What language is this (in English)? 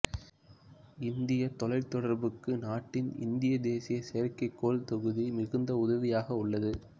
Tamil